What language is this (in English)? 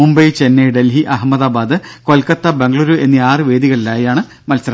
Malayalam